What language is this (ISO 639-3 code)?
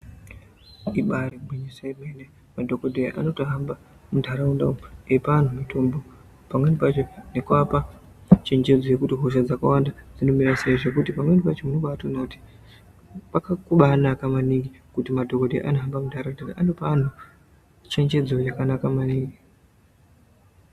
ndc